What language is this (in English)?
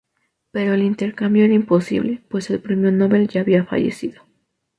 Spanish